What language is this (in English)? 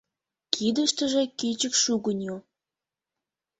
Mari